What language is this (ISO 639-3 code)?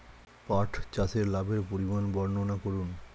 ben